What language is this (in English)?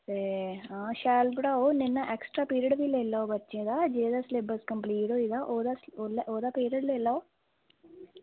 Dogri